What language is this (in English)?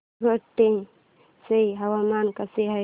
Marathi